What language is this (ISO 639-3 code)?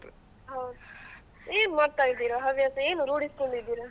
kan